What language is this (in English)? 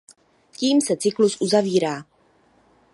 Czech